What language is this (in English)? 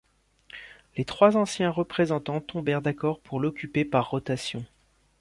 French